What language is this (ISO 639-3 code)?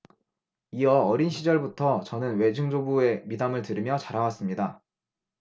kor